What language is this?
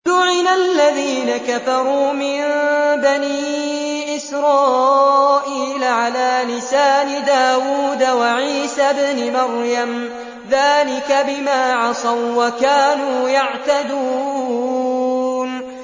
Arabic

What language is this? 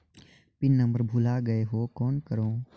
Chhattisgarhi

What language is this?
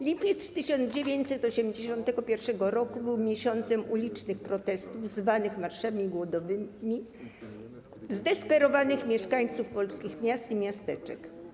Polish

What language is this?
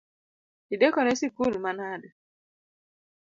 Luo (Kenya and Tanzania)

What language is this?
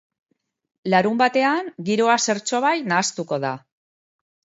Basque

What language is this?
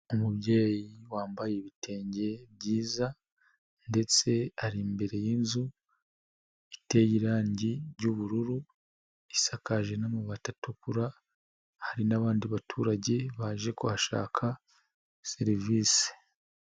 Kinyarwanda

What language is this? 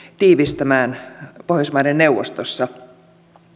Finnish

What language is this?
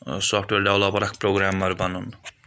Kashmiri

